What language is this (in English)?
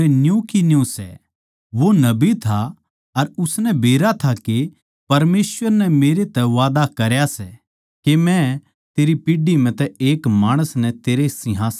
Haryanvi